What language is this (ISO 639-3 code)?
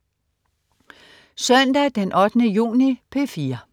dan